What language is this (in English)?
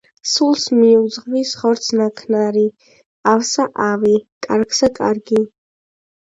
Georgian